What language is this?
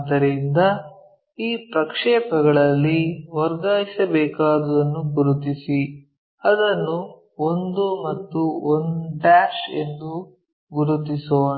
Kannada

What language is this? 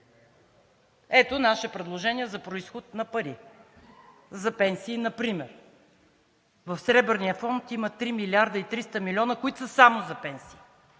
Bulgarian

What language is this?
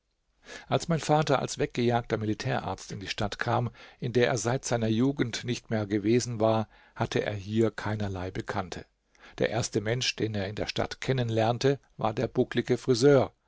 German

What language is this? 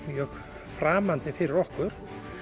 Icelandic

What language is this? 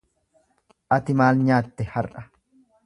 Oromo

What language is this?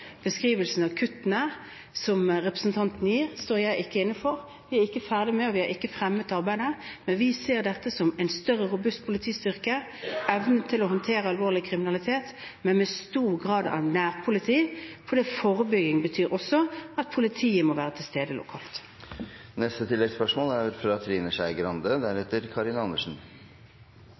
Norwegian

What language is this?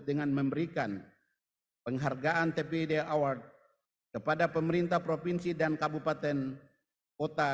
Indonesian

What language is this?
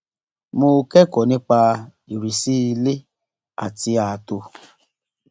Yoruba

